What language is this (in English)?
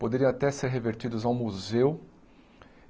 Portuguese